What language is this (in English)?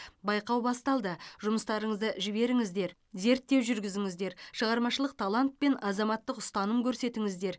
Kazakh